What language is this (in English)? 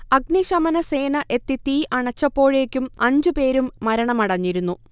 Malayalam